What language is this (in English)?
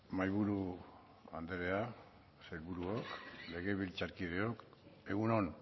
Basque